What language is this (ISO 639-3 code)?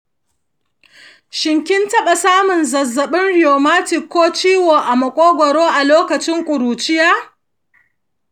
hau